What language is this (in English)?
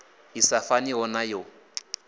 Venda